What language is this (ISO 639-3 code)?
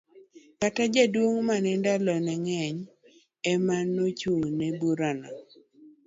luo